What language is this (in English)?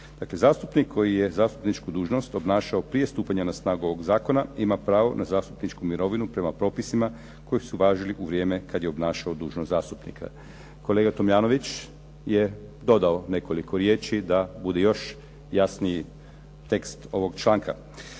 Croatian